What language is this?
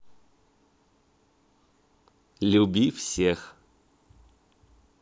Russian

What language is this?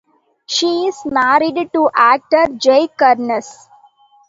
English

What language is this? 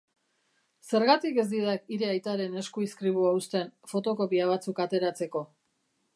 Basque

